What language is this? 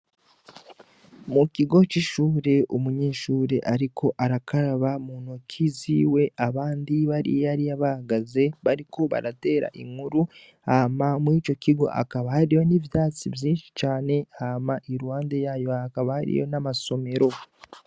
Rundi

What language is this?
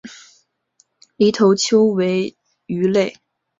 Chinese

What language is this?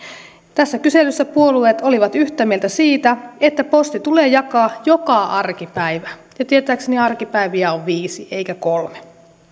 Finnish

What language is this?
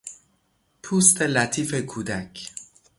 Persian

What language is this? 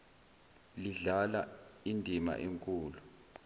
Zulu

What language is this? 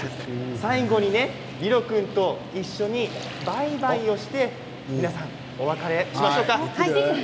Japanese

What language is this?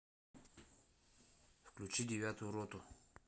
Russian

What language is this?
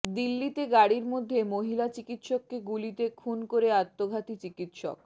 Bangla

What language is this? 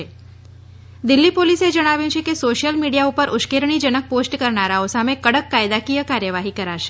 Gujarati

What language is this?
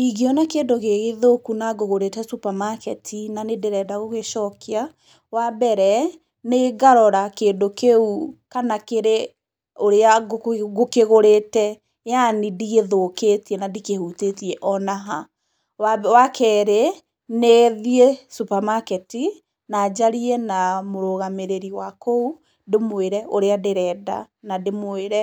Kikuyu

